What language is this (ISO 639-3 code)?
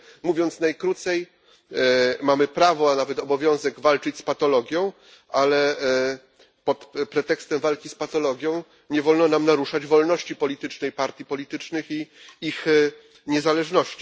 pol